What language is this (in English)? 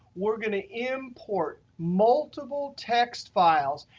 English